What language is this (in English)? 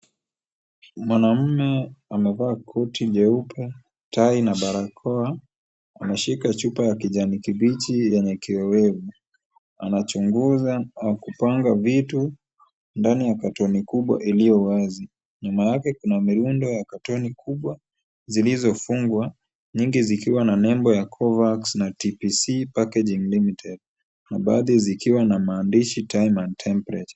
Swahili